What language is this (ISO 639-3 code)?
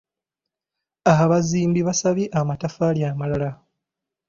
lug